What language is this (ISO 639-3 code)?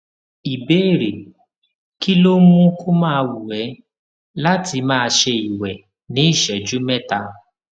yor